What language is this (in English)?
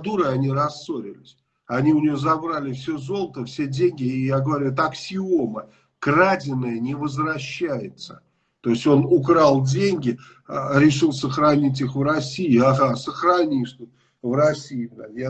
Russian